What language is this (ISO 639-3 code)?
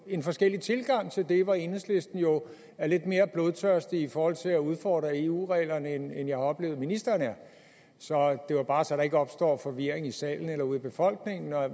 dan